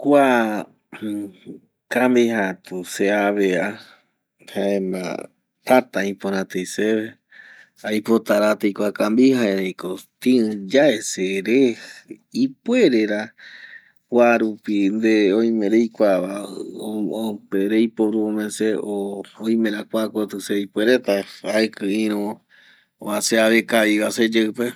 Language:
Eastern Bolivian Guaraní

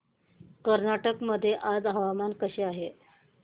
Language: Marathi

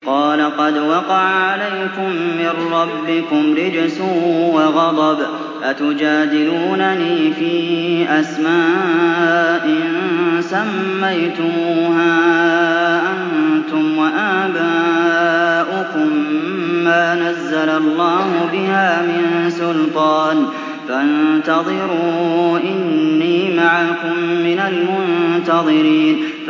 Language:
Arabic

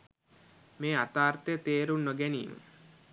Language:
Sinhala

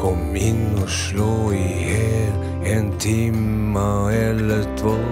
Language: Norwegian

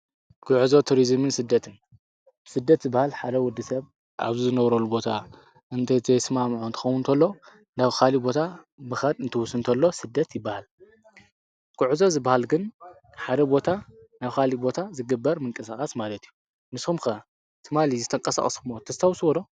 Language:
Tigrinya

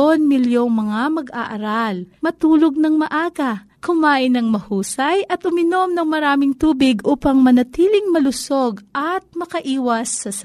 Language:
Filipino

